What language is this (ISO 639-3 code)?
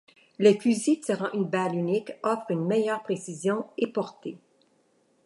fra